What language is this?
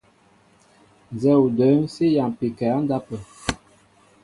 Mbo (Cameroon)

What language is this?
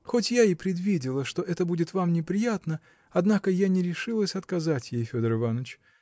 Russian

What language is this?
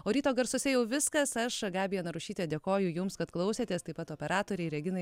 Lithuanian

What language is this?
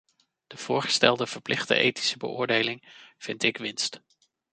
Dutch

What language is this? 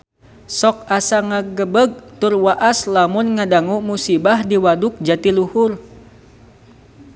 Sundanese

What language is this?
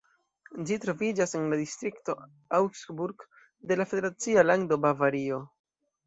Esperanto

